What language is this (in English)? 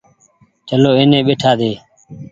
Goaria